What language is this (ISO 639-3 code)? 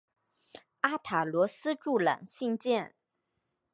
zho